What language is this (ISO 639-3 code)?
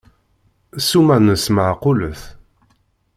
kab